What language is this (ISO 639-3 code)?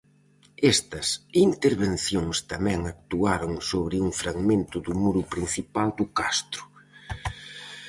glg